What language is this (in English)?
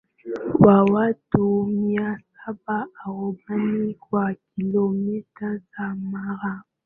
Swahili